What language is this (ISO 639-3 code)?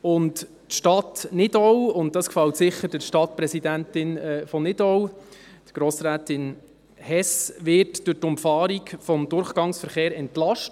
gsw